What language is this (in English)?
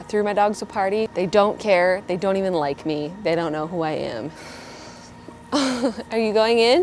English